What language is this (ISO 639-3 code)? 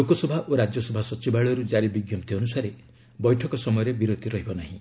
ori